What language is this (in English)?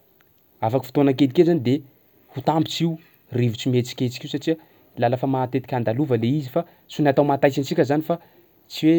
Sakalava Malagasy